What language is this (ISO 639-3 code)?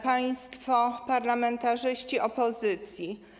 pol